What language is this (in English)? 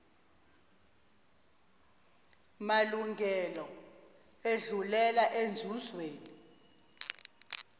Zulu